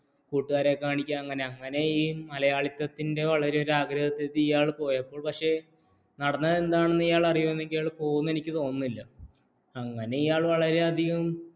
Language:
Malayalam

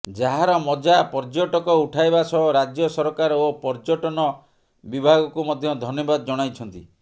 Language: Odia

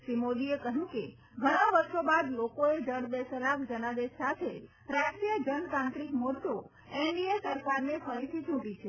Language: Gujarati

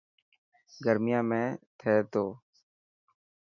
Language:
Dhatki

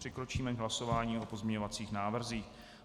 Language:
Czech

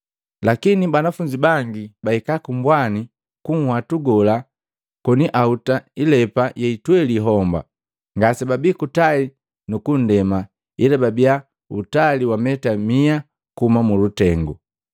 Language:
Matengo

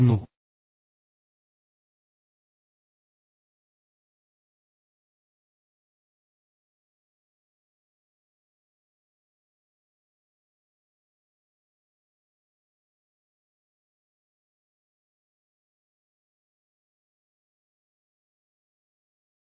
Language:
Malayalam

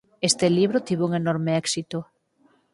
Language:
Galician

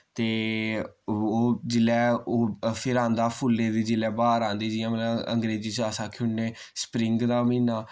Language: Dogri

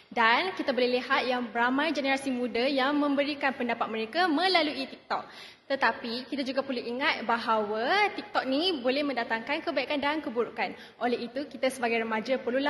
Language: Malay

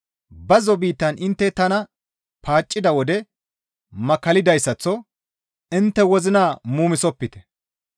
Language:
Gamo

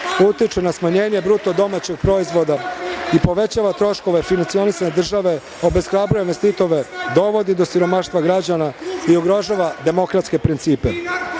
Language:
Serbian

